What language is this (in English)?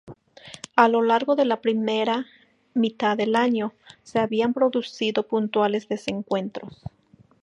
Spanish